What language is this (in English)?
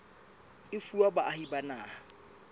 Southern Sotho